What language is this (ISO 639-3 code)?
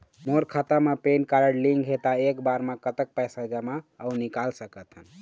hne